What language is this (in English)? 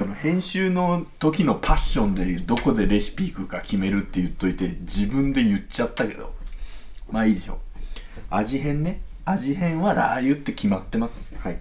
Japanese